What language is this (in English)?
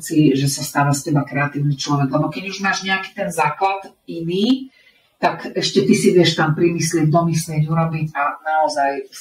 Slovak